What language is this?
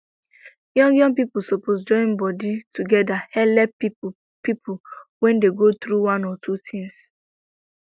Nigerian Pidgin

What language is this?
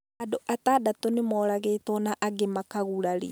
Kikuyu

